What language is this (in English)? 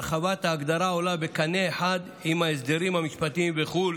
Hebrew